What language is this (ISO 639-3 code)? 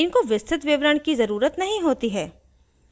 hin